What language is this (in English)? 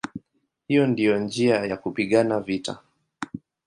Swahili